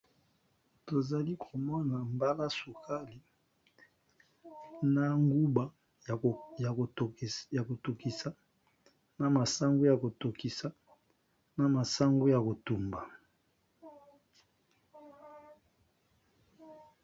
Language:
Lingala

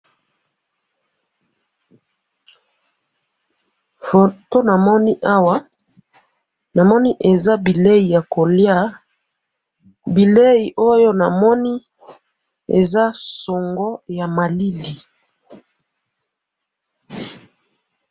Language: Lingala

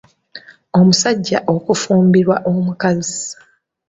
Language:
Ganda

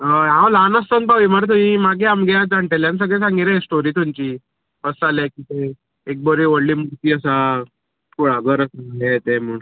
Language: Konkani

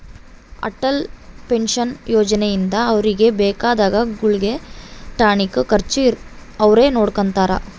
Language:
Kannada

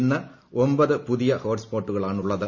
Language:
Malayalam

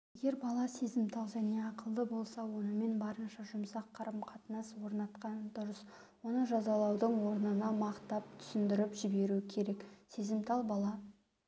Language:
Kazakh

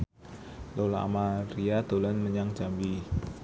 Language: Javanese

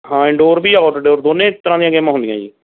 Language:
Punjabi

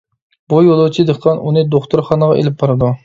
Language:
Uyghur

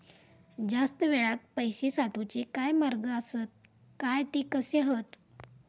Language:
Marathi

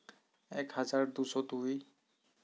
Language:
Santali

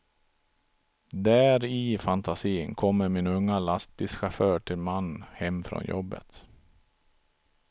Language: Swedish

